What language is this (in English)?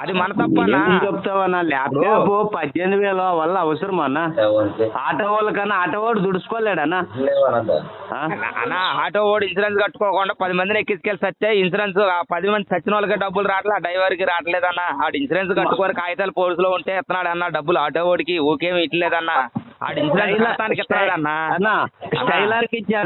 Telugu